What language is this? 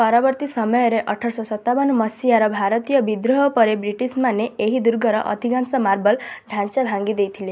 Odia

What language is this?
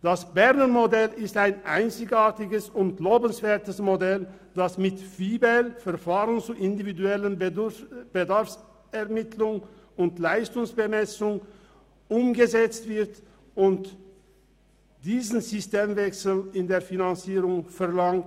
Swiss German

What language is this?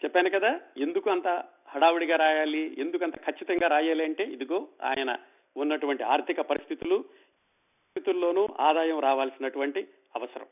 Telugu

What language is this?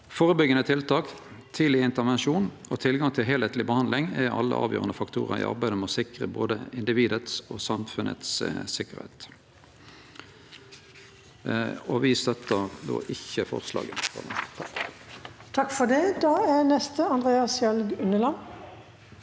Norwegian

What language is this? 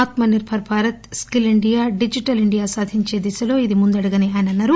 Telugu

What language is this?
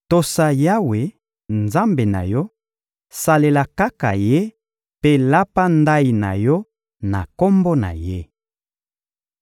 Lingala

